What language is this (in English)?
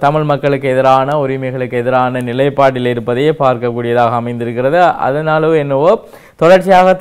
English